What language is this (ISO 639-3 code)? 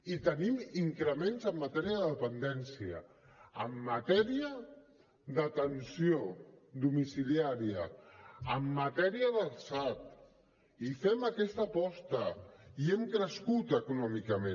cat